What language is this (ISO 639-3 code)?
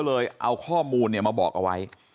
tha